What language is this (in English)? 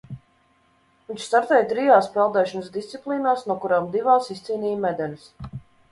Latvian